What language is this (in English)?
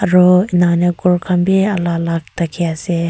Naga Pidgin